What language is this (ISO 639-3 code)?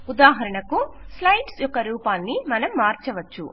tel